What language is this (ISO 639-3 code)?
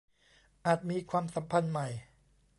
tha